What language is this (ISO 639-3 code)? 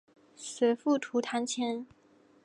zho